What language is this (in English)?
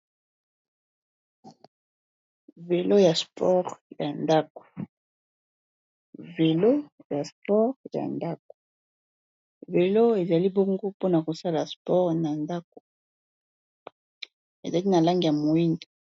Lingala